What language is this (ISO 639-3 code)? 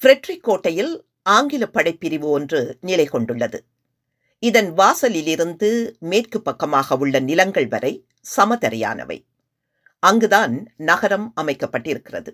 tam